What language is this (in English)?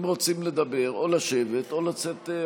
Hebrew